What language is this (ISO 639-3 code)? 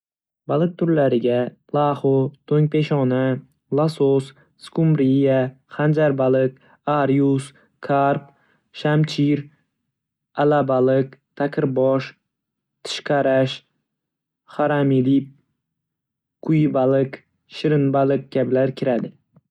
uzb